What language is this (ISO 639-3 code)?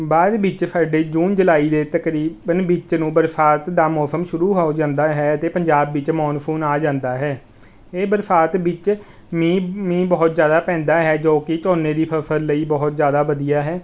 pan